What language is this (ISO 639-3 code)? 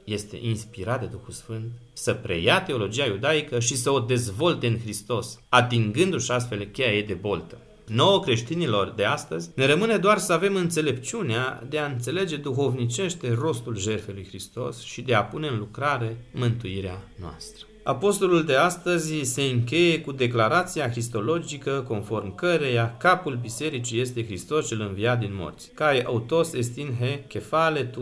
ron